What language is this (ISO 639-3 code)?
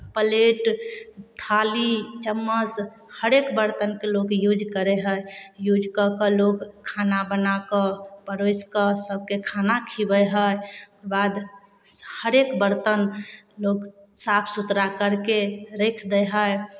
mai